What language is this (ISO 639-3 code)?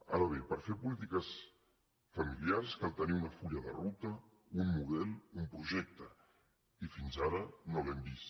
cat